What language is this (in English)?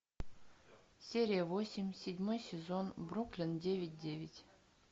Russian